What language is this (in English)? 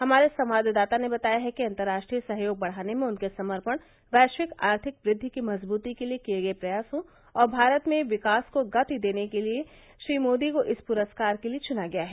Hindi